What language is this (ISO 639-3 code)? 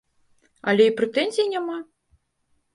bel